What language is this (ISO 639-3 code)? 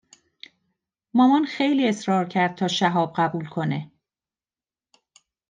fas